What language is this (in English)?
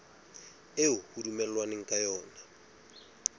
Southern Sotho